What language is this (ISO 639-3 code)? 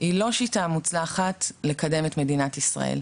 heb